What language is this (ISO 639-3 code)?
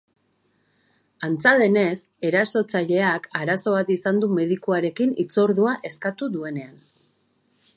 eus